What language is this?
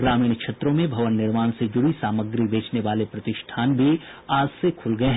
Hindi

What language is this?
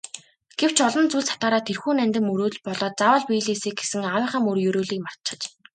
Mongolian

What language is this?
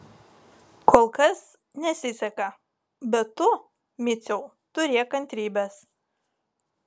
Lithuanian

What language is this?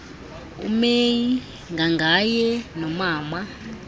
Xhosa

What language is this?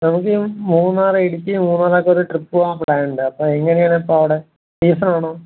Malayalam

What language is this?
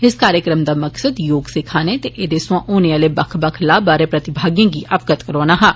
Dogri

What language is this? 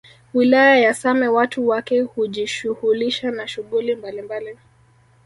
Swahili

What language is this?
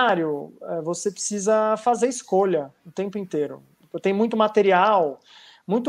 Portuguese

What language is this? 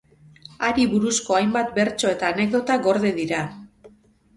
Basque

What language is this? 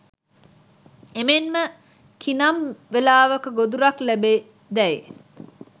Sinhala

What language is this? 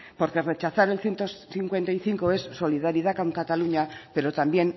Spanish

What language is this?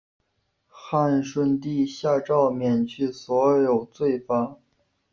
Chinese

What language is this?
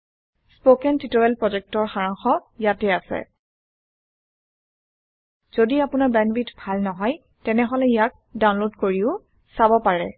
Assamese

